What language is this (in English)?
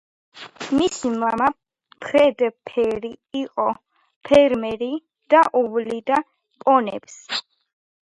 Georgian